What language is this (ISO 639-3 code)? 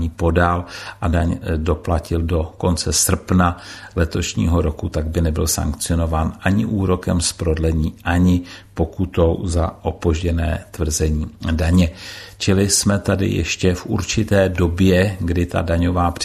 ces